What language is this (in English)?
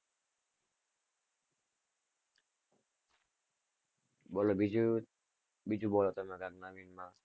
Gujarati